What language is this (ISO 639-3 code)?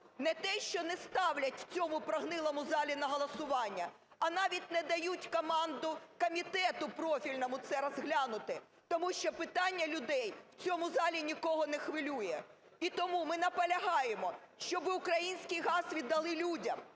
ukr